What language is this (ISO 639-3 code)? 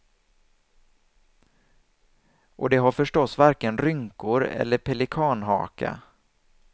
swe